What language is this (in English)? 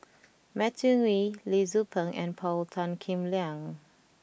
English